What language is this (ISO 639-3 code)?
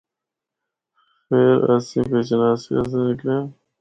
hno